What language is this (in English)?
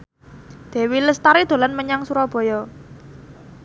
Javanese